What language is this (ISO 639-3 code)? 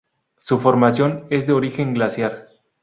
spa